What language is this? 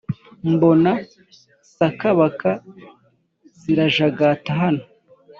Kinyarwanda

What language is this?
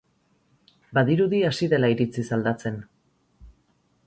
Basque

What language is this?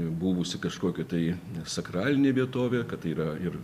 Lithuanian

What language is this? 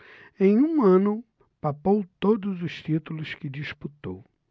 Portuguese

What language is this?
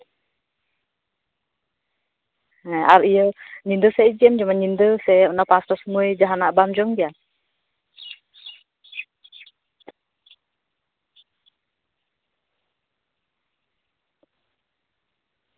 Santali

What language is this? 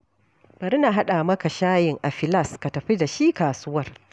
Hausa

